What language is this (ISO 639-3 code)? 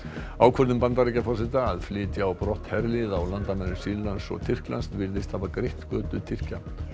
isl